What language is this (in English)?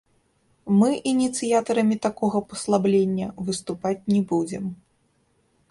Belarusian